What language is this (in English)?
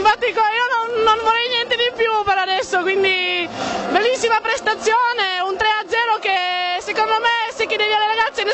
Italian